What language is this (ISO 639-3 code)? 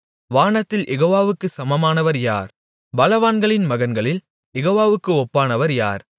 tam